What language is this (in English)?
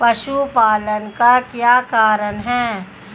Hindi